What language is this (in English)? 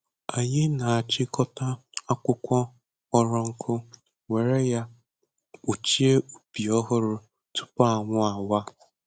Igbo